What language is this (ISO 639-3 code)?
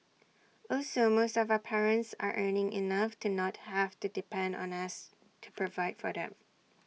eng